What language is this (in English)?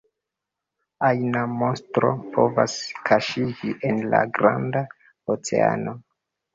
Esperanto